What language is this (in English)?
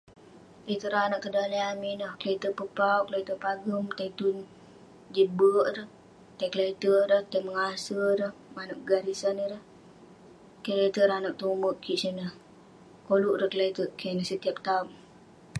Western Penan